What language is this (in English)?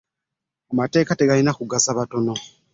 Ganda